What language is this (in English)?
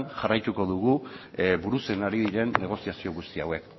Basque